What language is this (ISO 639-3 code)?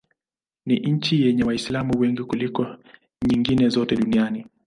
swa